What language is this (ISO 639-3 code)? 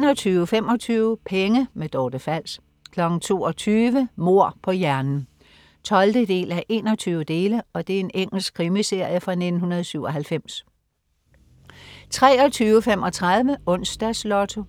dan